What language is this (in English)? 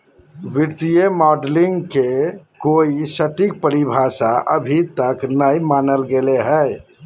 Magahi